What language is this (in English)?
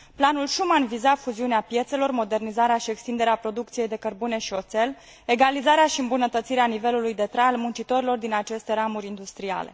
Romanian